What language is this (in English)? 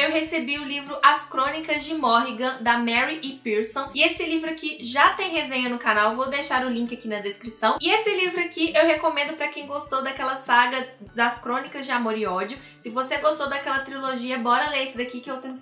Portuguese